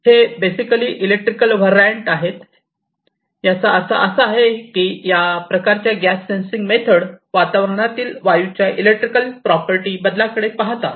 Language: Marathi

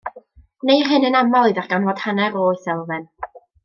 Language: Welsh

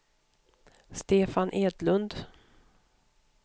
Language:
Swedish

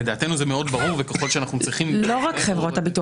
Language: Hebrew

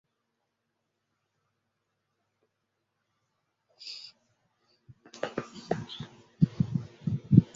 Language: Bangla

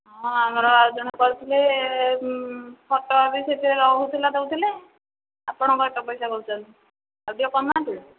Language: Odia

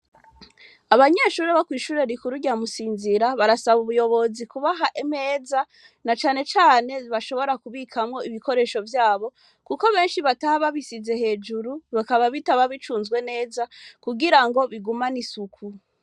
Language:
Rundi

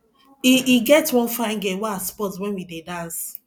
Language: Nigerian Pidgin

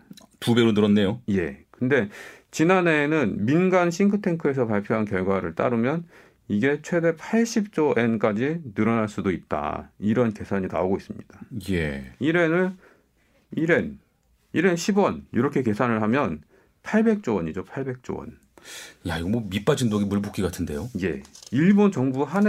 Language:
Korean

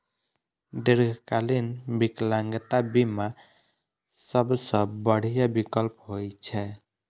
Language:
Maithili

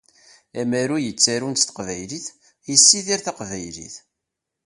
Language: Kabyle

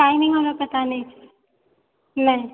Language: Maithili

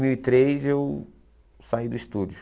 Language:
Portuguese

